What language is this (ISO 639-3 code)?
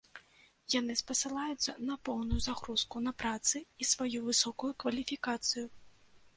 bel